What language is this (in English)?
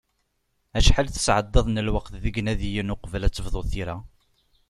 Kabyle